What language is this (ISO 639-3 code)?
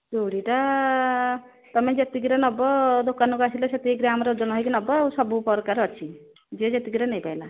ori